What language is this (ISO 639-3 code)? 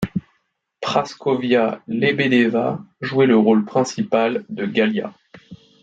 fra